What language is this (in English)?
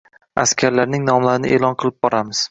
Uzbek